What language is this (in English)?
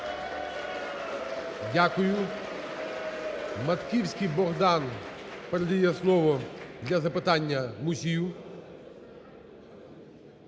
Ukrainian